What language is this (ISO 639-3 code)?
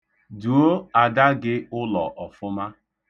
ibo